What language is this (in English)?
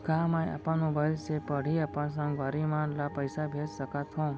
Chhattisgarhi